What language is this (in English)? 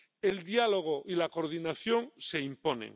Spanish